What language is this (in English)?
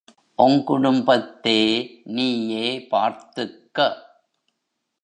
Tamil